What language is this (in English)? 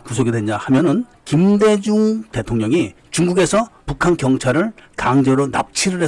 Korean